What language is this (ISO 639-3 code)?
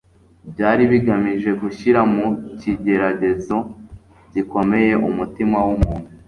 kin